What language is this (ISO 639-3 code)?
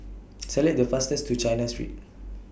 eng